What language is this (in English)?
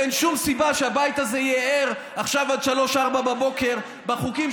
Hebrew